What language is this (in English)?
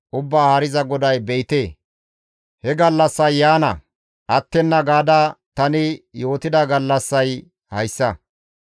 Gamo